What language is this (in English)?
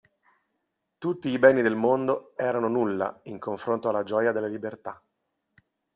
Italian